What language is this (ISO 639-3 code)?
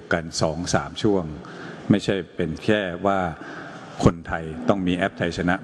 tha